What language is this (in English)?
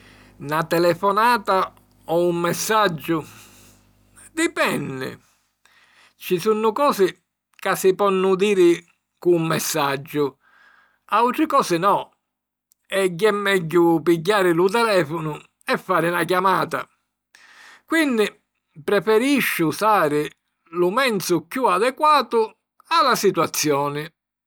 Sicilian